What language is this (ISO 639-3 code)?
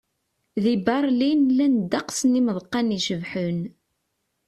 kab